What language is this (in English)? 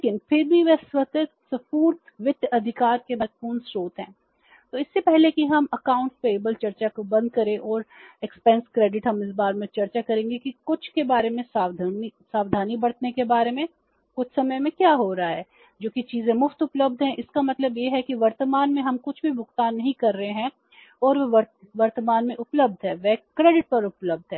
Hindi